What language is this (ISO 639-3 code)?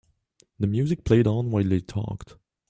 eng